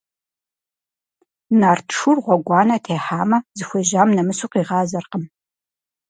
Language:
Kabardian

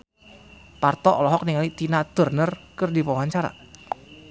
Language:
Sundanese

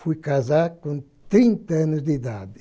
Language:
Portuguese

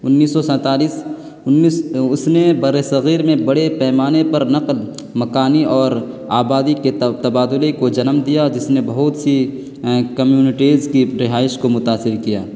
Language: Urdu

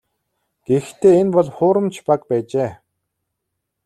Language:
Mongolian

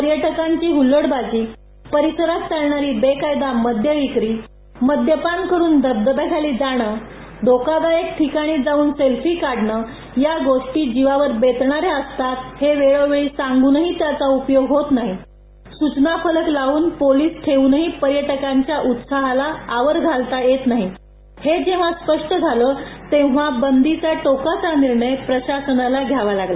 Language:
Marathi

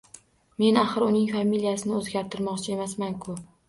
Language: Uzbek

